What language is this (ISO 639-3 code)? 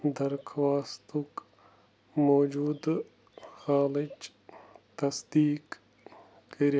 kas